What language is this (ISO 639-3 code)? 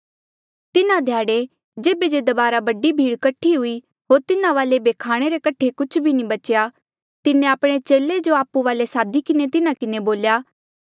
mjl